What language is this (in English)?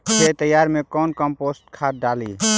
Magahi